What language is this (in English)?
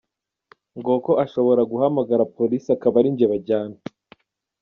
Kinyarwanda